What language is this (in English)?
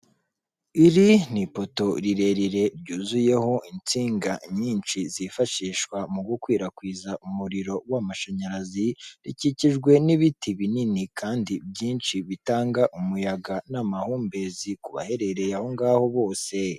Kinyarwanda